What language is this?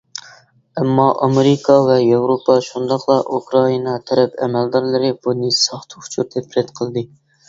Uyghur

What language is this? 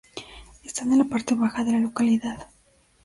Spanish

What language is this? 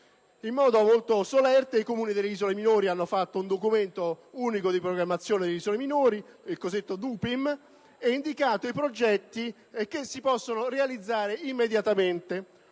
Italian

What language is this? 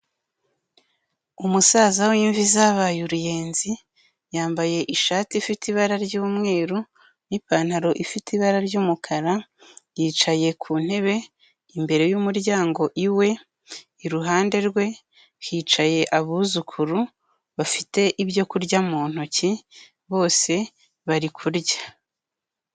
Kinyarwanda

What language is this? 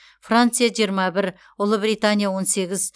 Kazakh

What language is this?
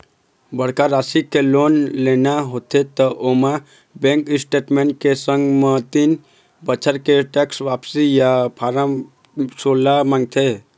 Chhattisgarhi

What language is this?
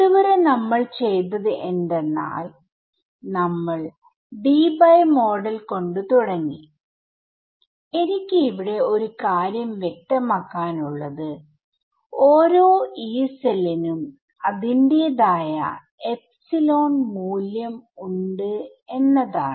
Malayalam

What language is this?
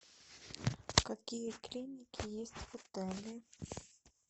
Russian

